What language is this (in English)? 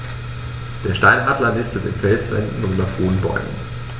German